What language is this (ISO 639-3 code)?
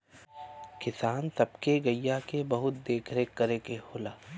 bho